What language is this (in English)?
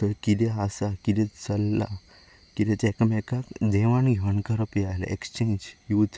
Konkani